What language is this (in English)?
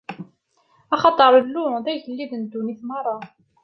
Kabyle